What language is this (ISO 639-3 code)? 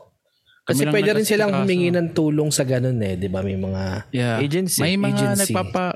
fil